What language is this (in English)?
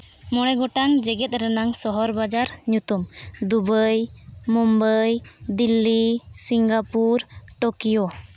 Santali